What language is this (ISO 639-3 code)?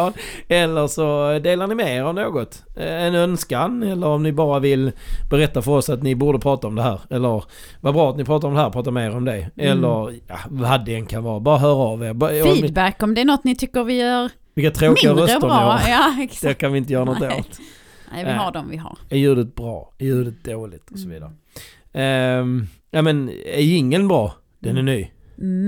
swe